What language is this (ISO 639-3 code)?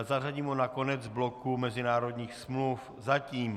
ces